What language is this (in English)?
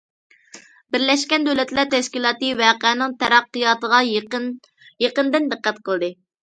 Uyghur